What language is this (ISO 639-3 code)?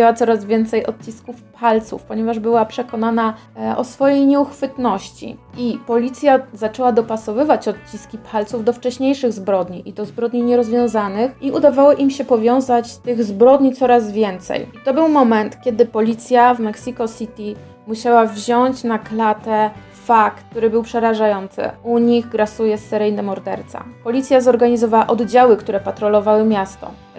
pol